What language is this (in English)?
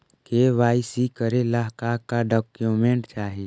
Magahi